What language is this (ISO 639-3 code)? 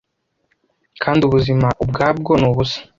kin